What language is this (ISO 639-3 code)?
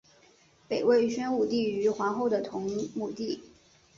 zho